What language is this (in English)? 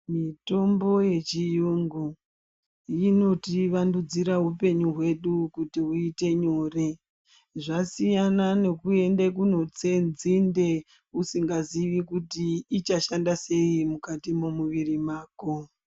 Ndau